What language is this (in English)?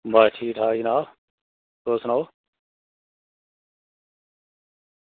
Dogri